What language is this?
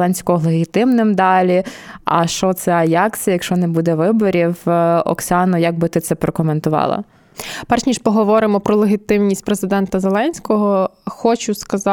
Ukrainian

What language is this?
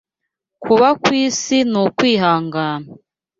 Kinyarwanda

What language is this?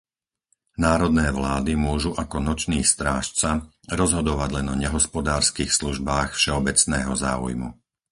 Slovak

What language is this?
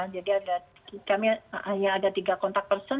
Indonesian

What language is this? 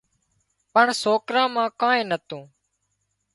Wadiyara Koli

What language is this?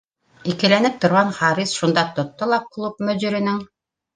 Bashkir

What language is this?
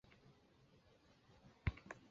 Chinese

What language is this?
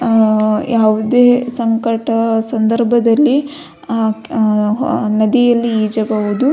Kannada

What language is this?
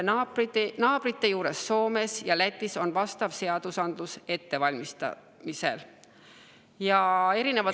Estonian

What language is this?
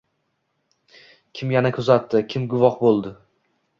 Uzbek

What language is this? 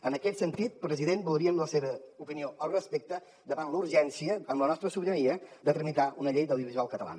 Catalan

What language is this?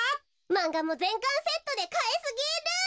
Japanese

